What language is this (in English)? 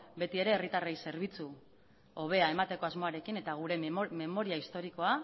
Basque